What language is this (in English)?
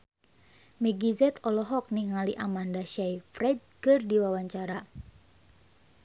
Sundanese